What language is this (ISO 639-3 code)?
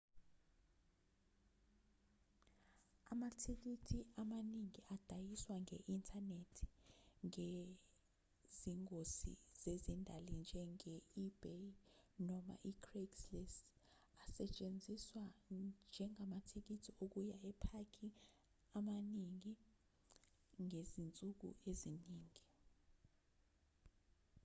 zul